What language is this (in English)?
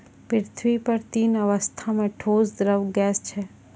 Maithili